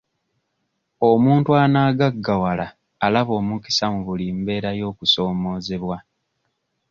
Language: Ganda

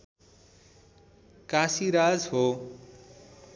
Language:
Nepali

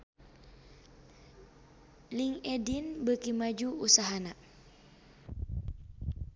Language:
Sundanese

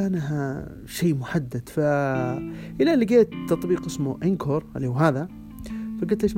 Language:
Arabic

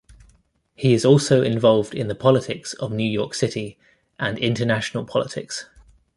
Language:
English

